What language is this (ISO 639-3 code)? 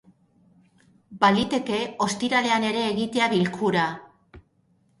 eus